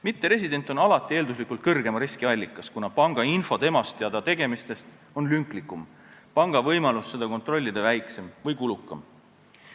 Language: Estonian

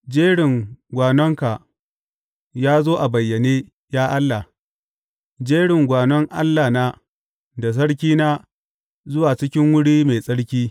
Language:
Hausa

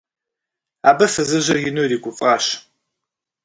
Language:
Kabardian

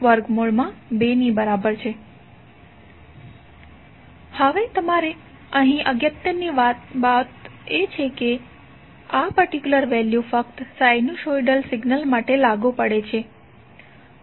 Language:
Gujarati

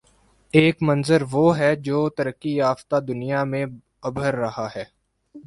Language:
Urdu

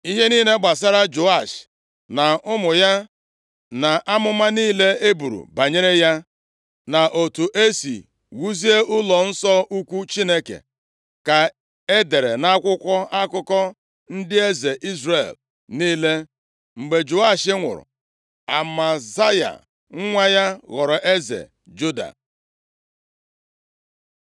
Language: Igbo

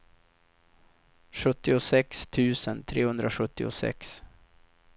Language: Swedish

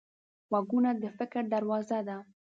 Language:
Pashto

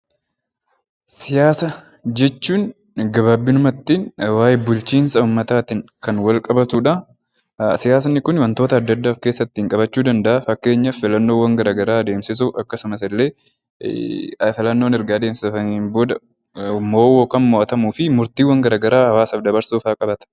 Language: Oromo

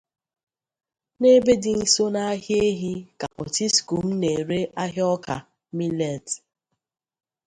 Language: Igbo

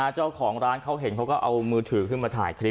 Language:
Thai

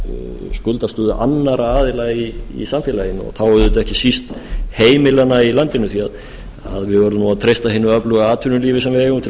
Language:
Icelandic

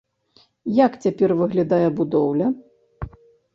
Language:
Belarusian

